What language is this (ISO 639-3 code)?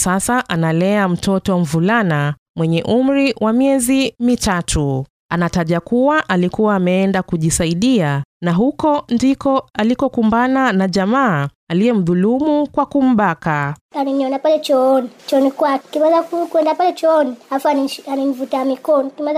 swa